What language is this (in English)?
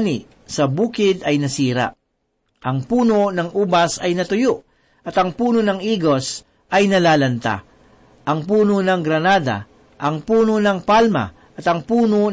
Filipino